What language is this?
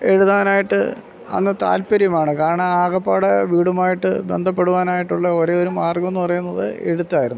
Malayalam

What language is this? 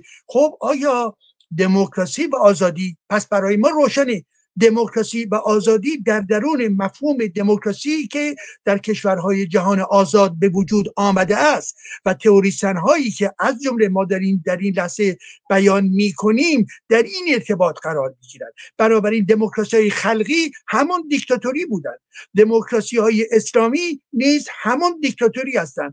Persian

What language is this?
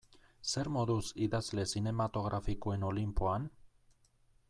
Basque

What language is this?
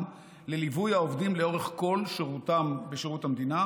Hebrew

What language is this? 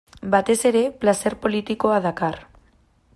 Basque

